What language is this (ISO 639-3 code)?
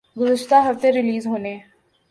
urd